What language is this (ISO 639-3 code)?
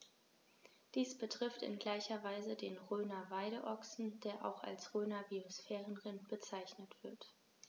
deu